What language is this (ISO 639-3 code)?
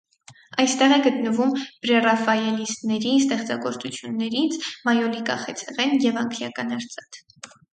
hye